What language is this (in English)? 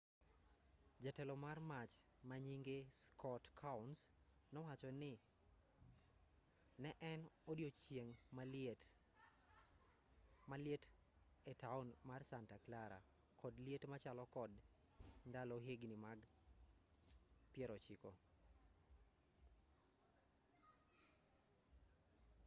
Luo (Kenya and Tanzania)